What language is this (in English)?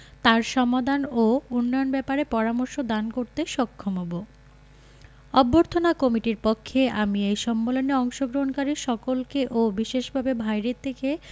Bangla